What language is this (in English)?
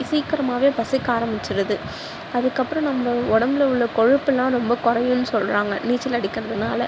Tamil